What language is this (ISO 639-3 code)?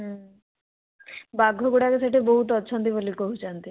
ori